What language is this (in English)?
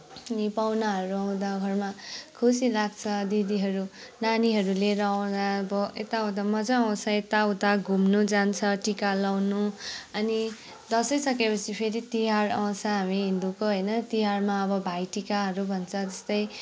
Nepali